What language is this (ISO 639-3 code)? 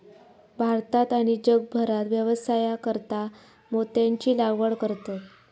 mar